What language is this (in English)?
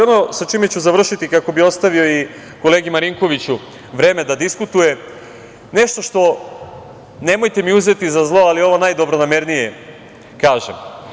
Serbian